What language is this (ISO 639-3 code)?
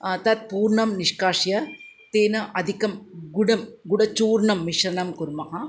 san